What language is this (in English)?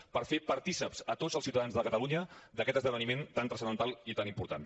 Catalan